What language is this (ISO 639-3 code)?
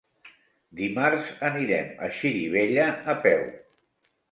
cat